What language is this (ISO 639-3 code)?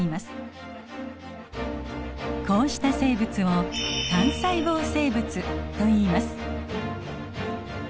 jpn